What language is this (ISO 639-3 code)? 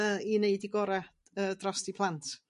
cym